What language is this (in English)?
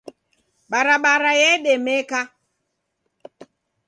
Taita